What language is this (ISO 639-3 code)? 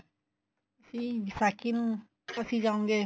pan